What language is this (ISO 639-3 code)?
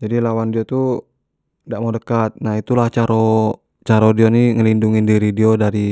jax